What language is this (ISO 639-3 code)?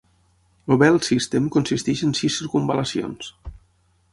cat